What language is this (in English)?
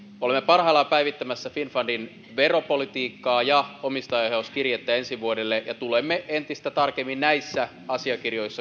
Finnish